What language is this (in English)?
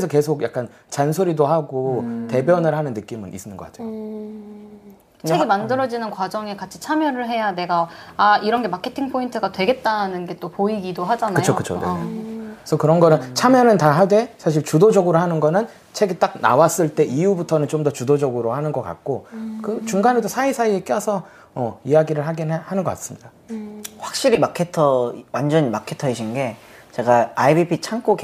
Korean